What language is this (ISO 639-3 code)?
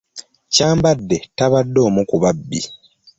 lug